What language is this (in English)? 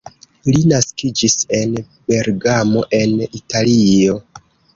Esperanto